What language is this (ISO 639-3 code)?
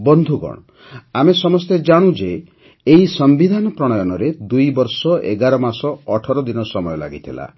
ori